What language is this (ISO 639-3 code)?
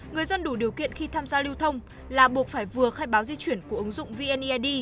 vie